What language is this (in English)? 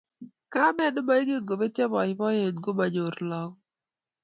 Kalenjin